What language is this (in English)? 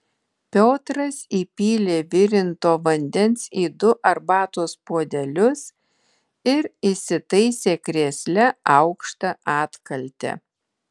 Lithuanian